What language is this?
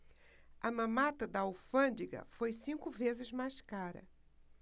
Portuguese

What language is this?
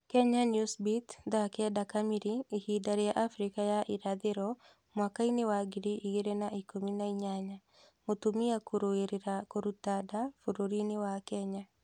Kikuyu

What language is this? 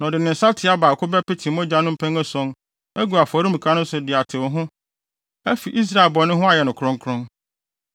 Akan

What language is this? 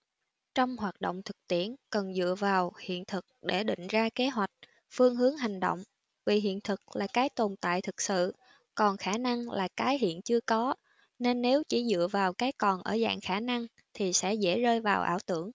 Vietnamese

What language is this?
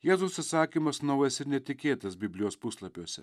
Lithuanian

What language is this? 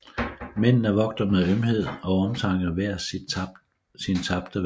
Danish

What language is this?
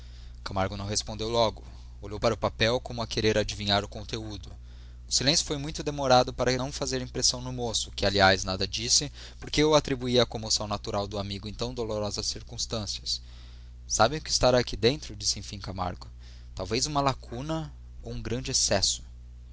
Portuguese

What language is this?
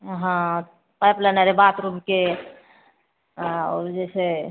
Maithili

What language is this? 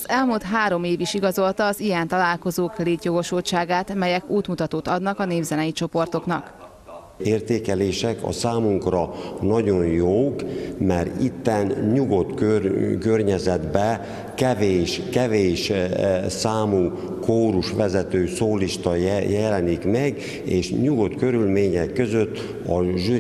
Hungarian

